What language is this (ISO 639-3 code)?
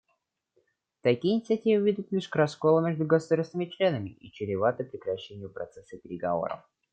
rus